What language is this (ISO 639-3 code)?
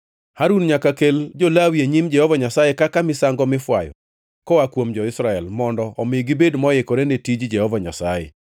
luo